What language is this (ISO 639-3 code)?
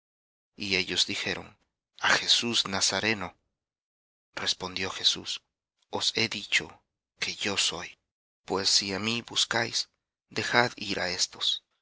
spa